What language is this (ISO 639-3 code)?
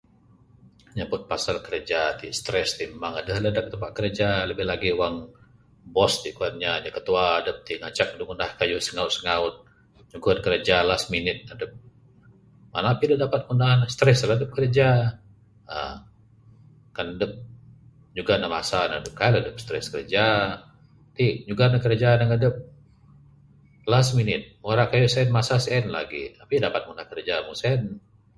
sdo